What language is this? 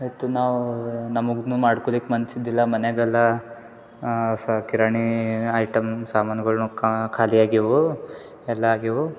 Kannada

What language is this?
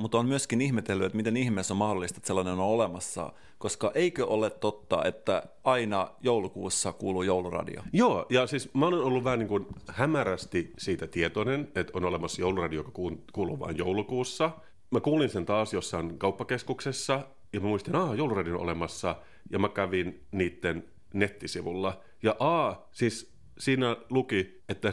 Finnish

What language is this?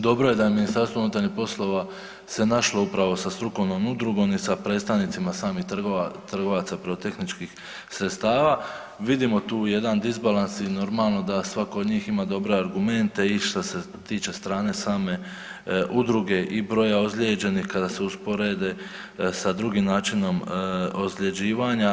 Croatian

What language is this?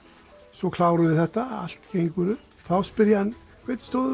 Icelandic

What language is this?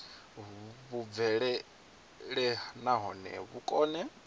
Venda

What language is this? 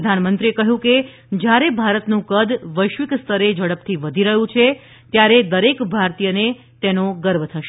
Gujarati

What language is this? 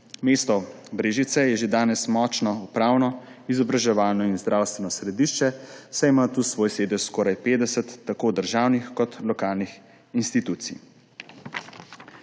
Slovenian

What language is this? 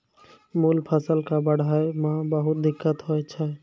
Maithili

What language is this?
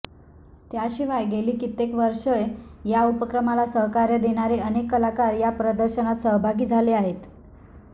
Marathi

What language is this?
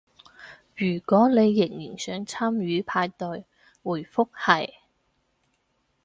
Cantonese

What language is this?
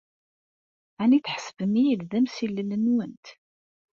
Kabyle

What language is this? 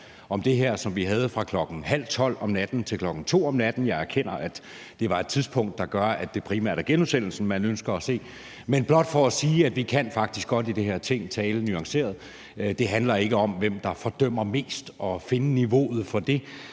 Danish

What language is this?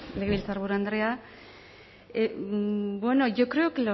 Basque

